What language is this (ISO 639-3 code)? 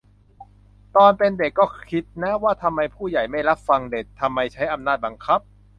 tha